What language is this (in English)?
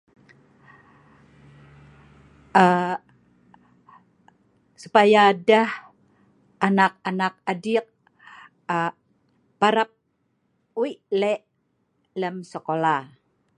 Sa'ban